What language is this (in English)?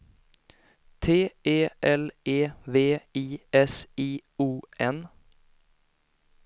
Swedish